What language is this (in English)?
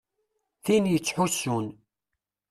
Kabyle